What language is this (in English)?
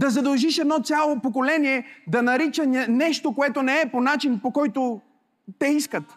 Bulgarian